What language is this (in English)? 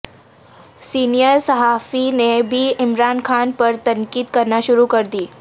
Urdu